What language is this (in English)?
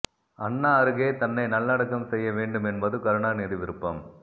Tamil